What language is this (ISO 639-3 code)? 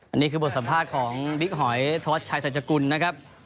tha